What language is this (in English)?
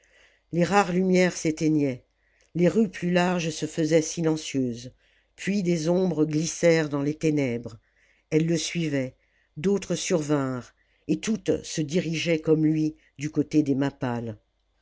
French